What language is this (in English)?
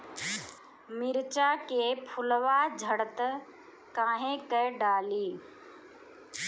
Bhojpuri